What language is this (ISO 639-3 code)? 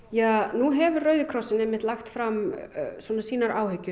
isl